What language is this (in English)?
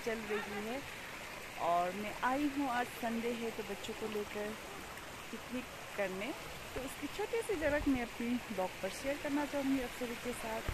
Hindi